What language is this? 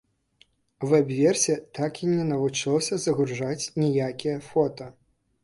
Belarusian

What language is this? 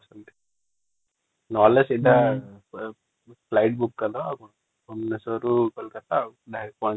Odia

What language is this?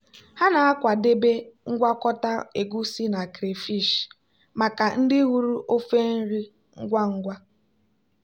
Igbo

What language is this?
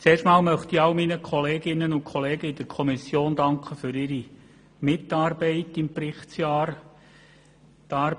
Swiss German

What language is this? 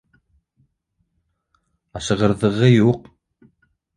Bashkir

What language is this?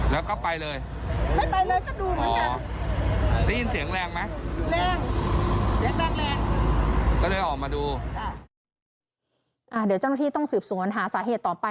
Thai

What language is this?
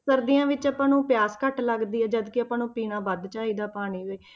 Punjabi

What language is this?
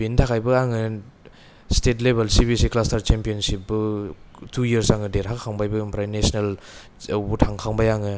Bodo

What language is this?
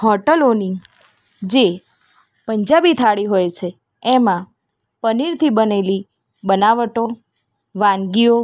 Gujarati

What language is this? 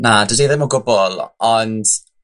Welsh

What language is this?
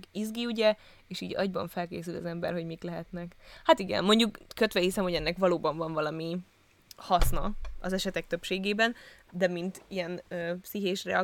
Hungarian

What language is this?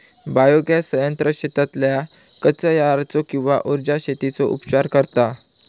Marathi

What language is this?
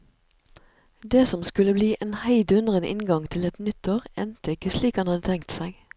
Norwegian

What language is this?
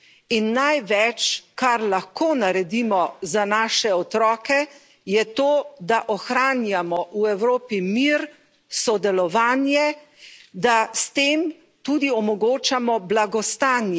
Slovenian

